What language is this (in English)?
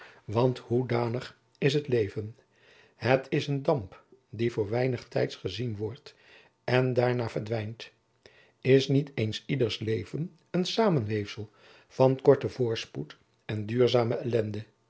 Dutch